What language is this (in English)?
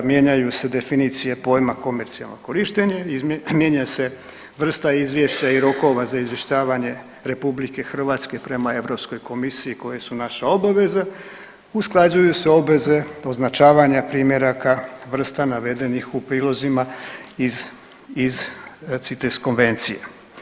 Croatian